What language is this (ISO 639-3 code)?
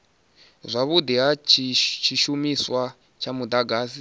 ven